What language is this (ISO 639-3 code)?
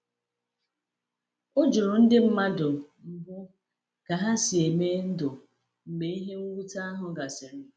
ibo